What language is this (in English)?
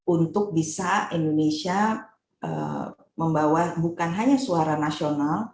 Indonesian